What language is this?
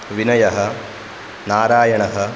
Sanskrit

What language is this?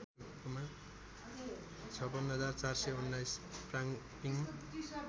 Nepali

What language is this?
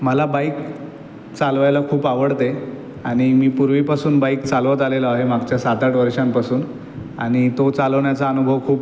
Marathi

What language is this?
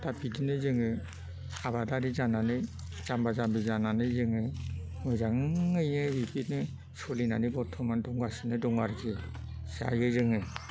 Bodo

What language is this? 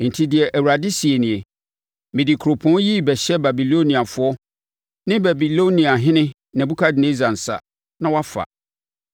Akan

